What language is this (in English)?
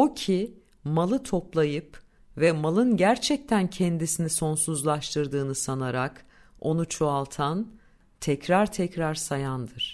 Turkish